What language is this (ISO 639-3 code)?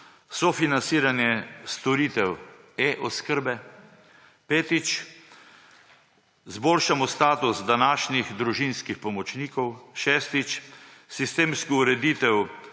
slv